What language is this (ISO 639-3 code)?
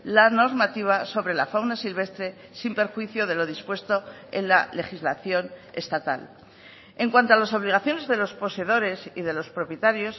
spa